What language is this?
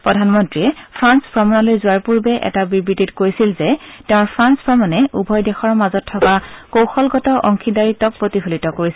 Assamese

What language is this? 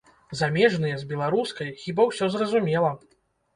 Belarusian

